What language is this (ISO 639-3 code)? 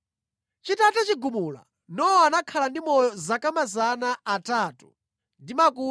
nya